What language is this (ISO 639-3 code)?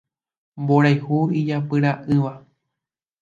grn